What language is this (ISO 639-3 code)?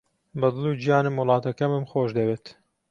ckb